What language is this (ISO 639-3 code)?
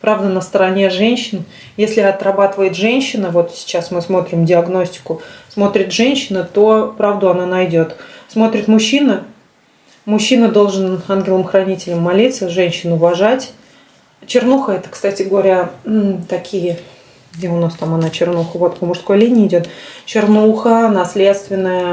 rus